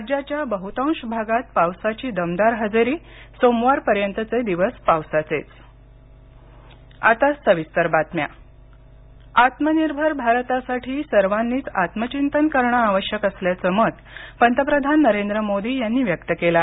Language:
Marathi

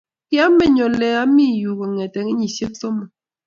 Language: Kalenjin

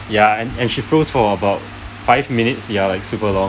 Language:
English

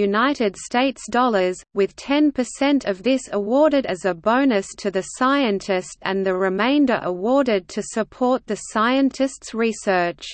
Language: English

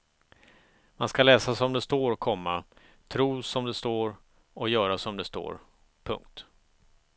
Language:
Swedish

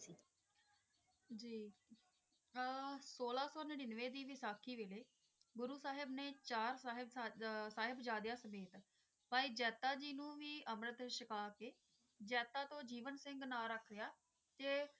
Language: Punjabi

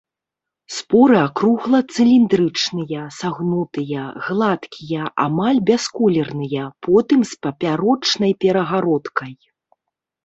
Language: Belarusian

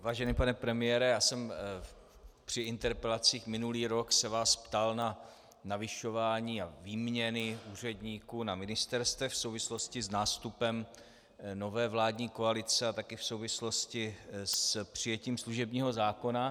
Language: Czech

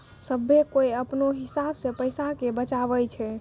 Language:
Maithili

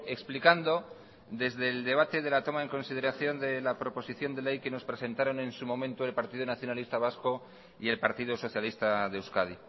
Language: Spanish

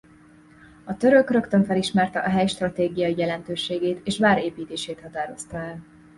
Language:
Hungarian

